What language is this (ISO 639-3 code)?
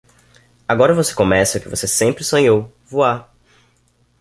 por